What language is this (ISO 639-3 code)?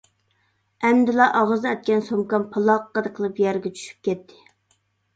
uig